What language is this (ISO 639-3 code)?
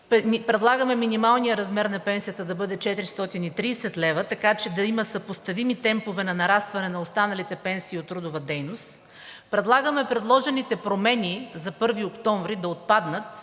bul